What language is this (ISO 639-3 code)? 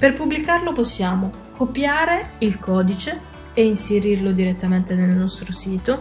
ita